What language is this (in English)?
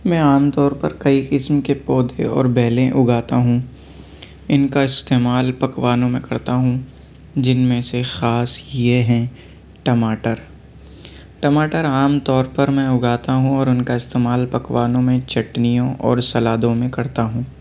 Urdu